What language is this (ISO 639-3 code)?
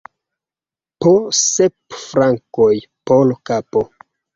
epo